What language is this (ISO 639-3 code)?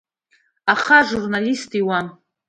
abk